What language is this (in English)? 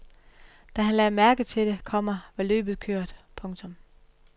Danish